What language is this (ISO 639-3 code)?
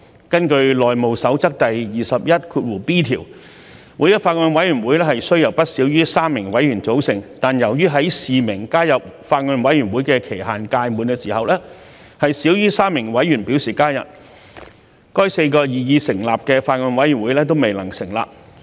yue